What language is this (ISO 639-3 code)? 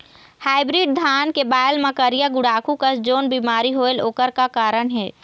hne